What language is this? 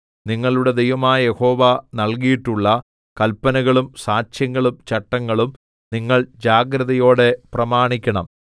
Malayalam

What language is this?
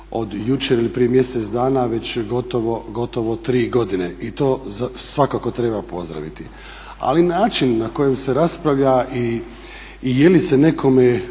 Croatian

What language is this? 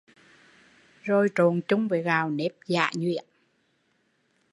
Vietnamese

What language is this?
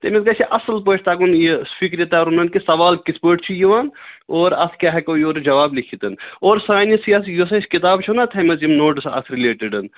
Kashmiri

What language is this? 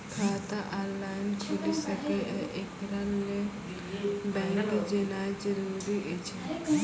Maithili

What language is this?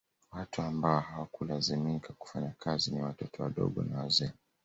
Swahili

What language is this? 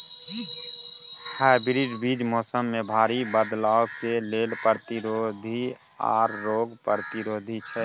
Maithili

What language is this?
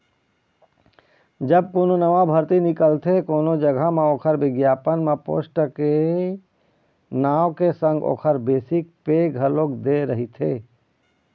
Chhattisgarhi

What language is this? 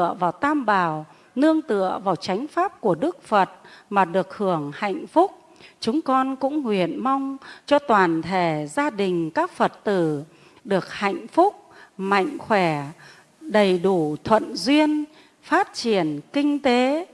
Vietnamese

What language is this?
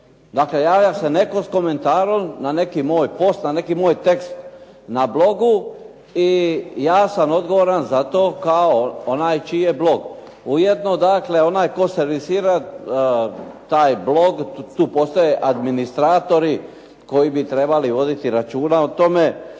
Croatian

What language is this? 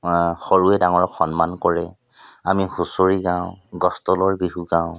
Assamese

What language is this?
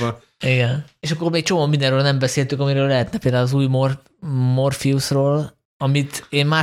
Hungarian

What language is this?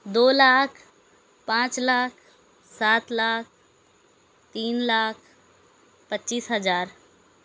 Urdu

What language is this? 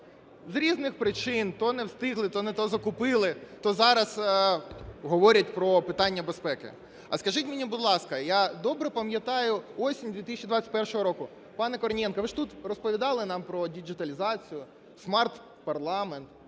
Ukrainian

